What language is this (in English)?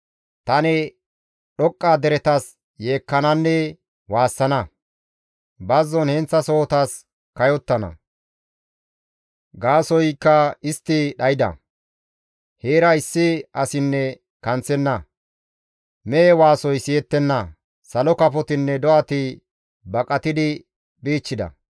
Gamo